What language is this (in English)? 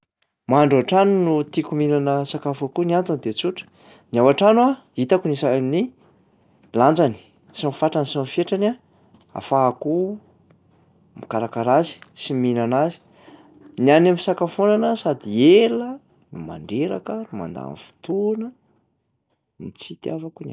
Malagasy